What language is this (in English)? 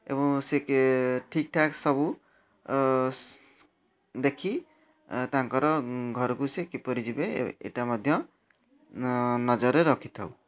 Odia